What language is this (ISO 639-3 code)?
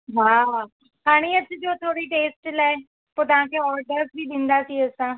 snd